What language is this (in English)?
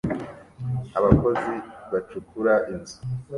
Kinyarwanda